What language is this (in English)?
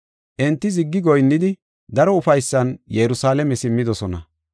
Gofa